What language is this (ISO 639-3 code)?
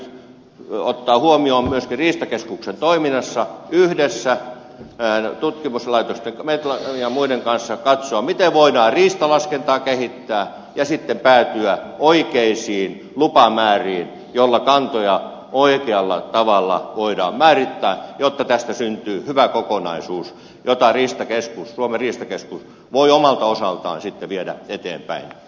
fin